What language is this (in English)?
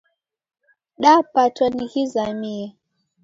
Taita